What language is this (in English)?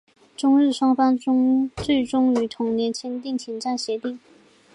Chinese